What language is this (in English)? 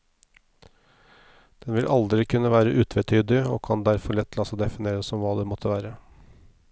Norwegian